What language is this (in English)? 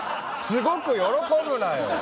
Japanese